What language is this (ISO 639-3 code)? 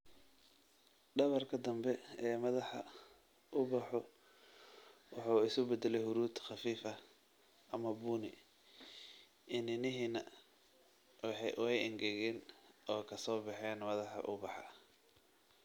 som